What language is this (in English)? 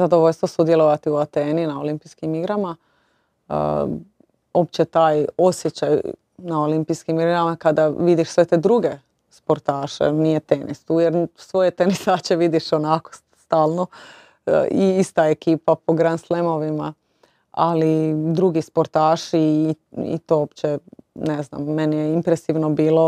Croatian